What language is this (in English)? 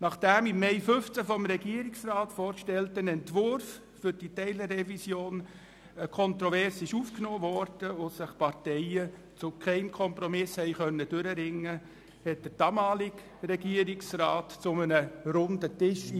Swiss German